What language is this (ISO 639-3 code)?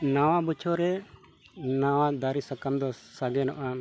sat